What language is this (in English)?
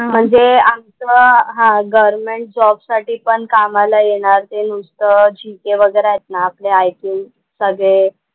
Marathi